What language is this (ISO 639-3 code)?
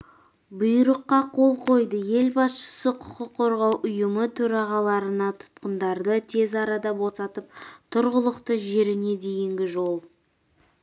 kaz